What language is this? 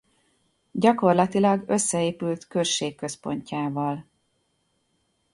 Hungarian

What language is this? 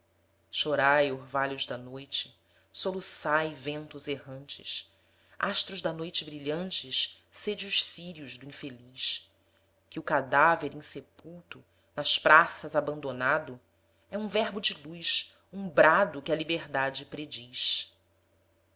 Portuguese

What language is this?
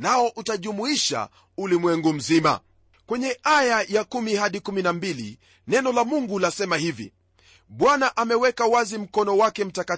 Swahili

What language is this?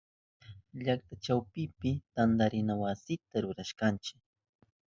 Southern Pastaza Quechua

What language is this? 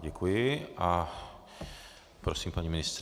Czech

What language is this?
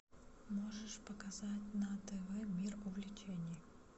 Russian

